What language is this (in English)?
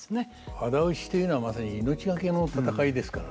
Japanese